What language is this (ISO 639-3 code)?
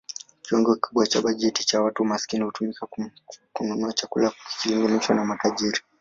swa